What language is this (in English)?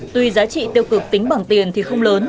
Vietnamese